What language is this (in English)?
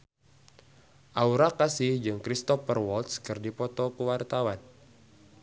Sundanese